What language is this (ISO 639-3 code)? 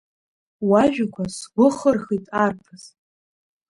abk